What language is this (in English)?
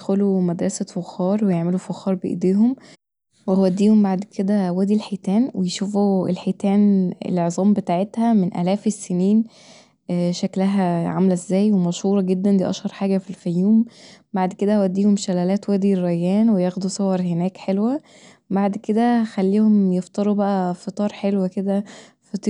Egyptian Arabic